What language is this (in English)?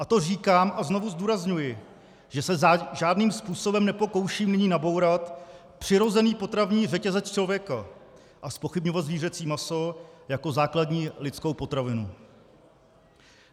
Czech